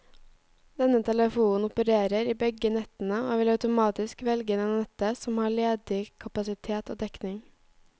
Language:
Norwegian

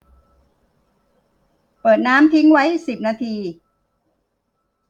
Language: Thai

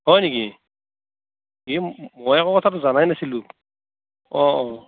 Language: Assamese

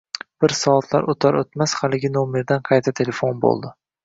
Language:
Uzbek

